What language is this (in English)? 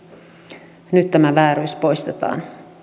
Finnish